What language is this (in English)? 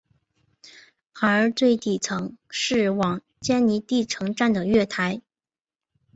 Chinese